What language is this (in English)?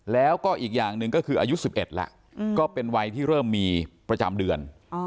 Thai